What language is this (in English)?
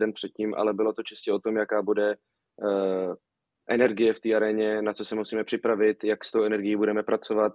Czech